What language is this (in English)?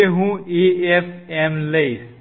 Gujarati